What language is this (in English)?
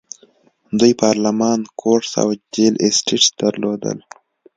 Pashto